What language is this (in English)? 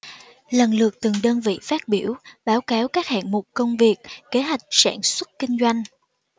Vietnamese